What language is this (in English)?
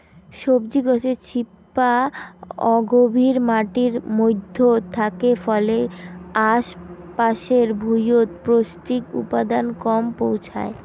Bangla